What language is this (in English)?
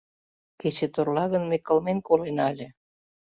Mari